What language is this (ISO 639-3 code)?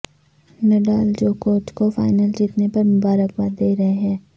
urd